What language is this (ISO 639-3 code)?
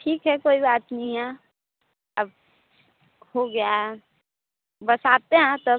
hin